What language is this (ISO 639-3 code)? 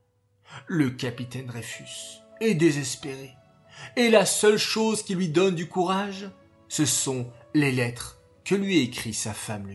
fra